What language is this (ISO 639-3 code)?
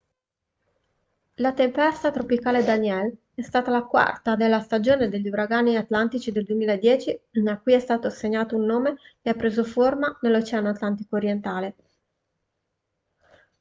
ita